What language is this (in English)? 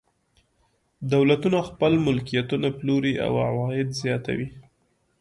Pashto